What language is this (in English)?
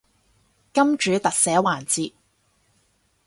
Cantonese